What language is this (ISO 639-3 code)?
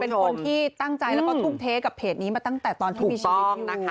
tha